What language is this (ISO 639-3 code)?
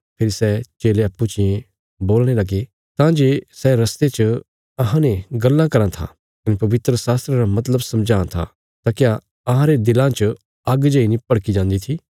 kfs